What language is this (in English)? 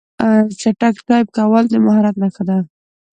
Pashto